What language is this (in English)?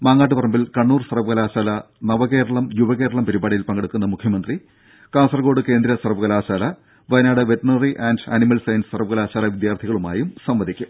Malayalam